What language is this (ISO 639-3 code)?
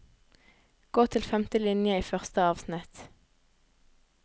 nor